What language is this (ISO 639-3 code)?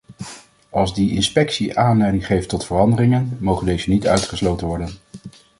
nld